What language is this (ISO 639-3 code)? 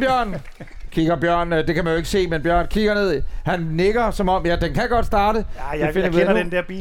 dan